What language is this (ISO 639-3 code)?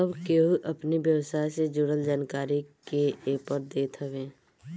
bho